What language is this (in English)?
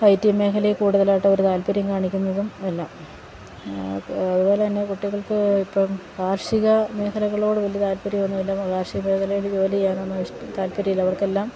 Malayalam